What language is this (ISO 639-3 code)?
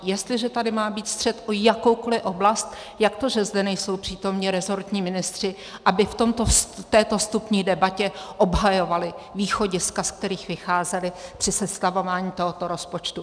ces